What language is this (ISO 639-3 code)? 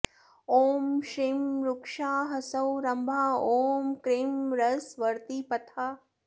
san